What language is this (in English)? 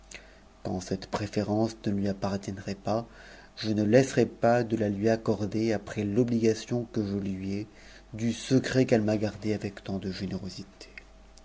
French